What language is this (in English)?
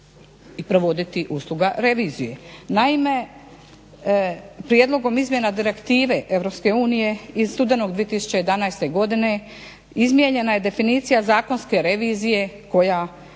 Croatian